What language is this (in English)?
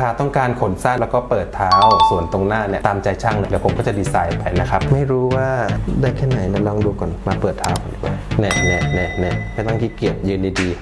Thai